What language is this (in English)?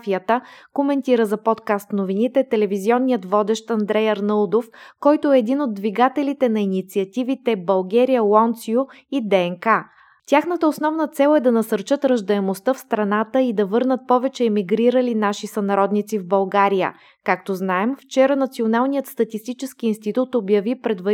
Bulgarian